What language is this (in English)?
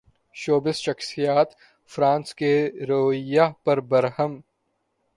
Urdu